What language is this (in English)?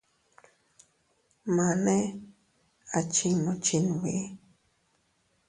Teutila Cuicatec